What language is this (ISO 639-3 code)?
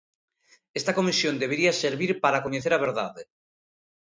glg